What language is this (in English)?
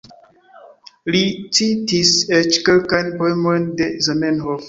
Esperanto